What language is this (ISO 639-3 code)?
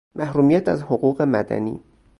fas